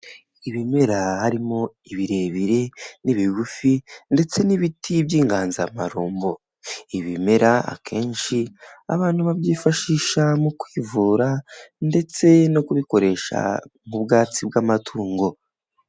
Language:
Kinyarwanda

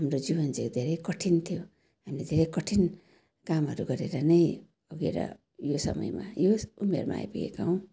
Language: Nepali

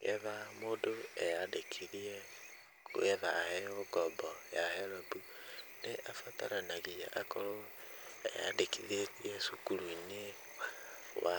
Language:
Kikuyu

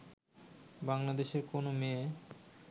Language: Bangla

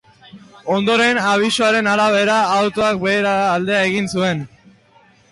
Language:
Basque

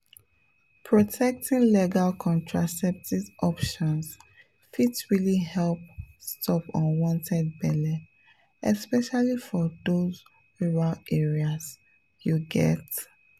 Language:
Nigerian Pidgin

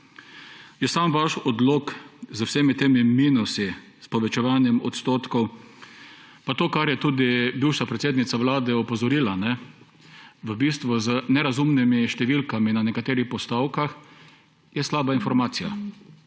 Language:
Slovenian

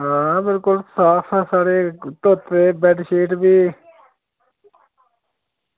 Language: Dogri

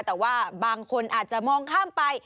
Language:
Thai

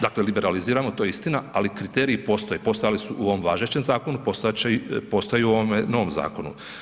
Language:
Croatian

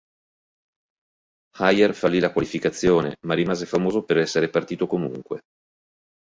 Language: Italian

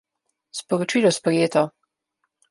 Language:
Slovenian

